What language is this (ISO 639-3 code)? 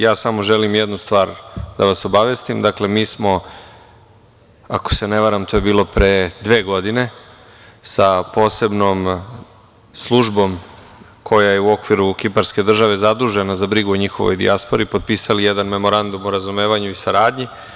srp